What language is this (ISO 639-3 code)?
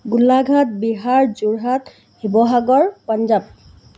asm